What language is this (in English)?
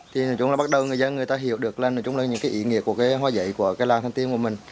Vietnamese